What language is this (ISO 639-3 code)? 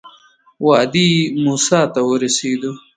pus